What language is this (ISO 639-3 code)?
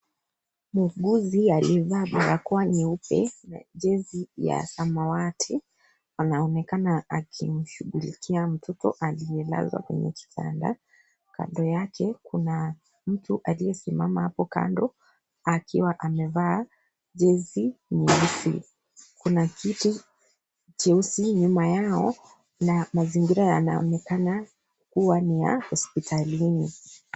swa